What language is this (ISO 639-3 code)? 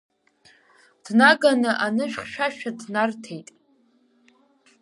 abk